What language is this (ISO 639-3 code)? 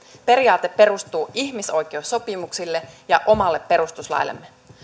fin